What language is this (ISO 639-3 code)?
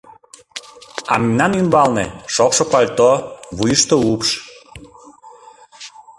chm